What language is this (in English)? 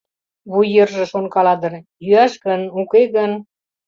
Mari